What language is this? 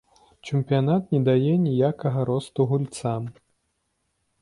Belarusian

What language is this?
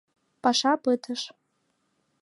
Mari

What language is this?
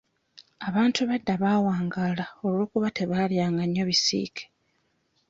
Ganda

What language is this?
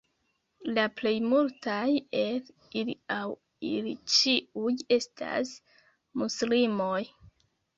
Esperanto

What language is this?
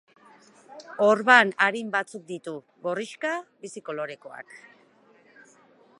Basque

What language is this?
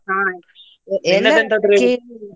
Kannada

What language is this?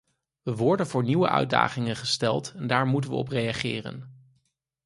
Dutch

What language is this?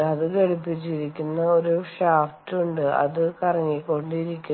Malayalam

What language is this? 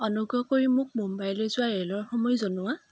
Assamese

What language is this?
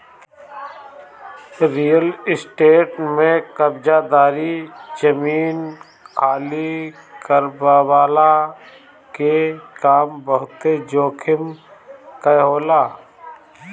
Bhojpuri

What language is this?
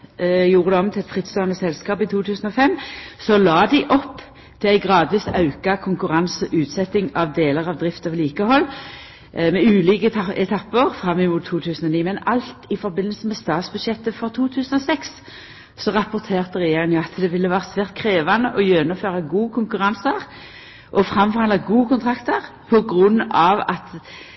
Norwegian Nynorsk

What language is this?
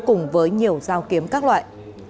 Vietnamese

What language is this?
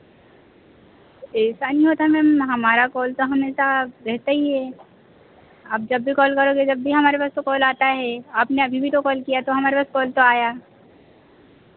Hindi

